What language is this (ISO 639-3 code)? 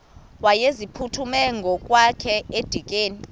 xho